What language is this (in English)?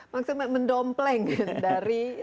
Indonesian